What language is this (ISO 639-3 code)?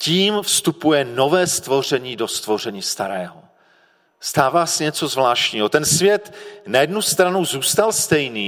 ces